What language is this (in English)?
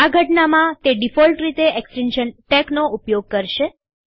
Gujarati